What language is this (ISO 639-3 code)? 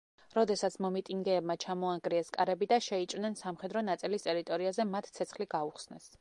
kat